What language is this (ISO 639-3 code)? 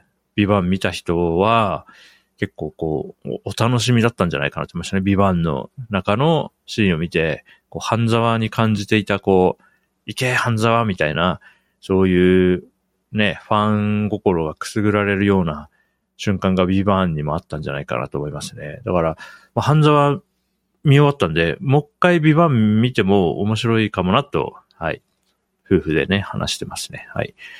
jpn